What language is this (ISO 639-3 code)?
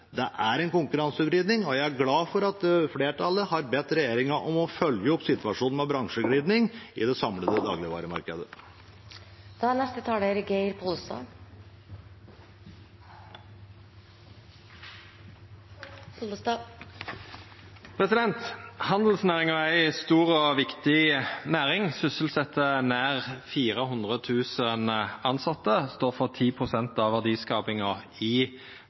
nor